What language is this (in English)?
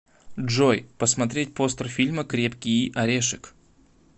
Russian